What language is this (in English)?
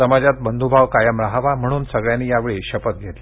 Marathi